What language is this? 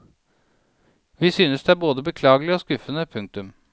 Norwegian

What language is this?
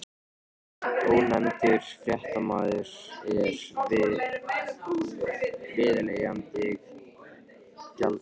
Icelandic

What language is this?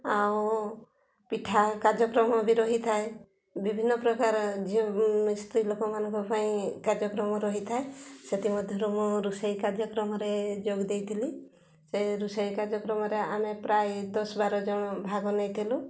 Odia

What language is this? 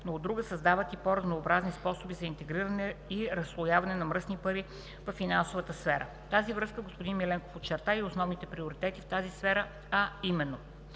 Bulgarian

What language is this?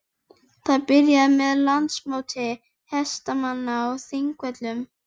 Icelandic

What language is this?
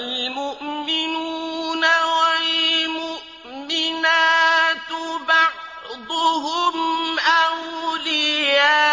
Arabic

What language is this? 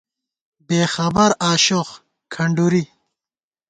Gawar-Bati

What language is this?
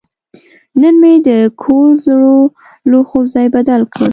Pashto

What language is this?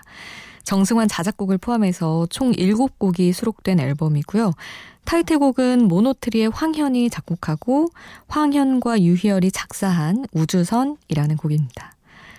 Korean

